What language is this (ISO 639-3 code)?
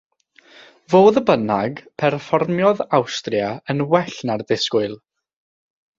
cym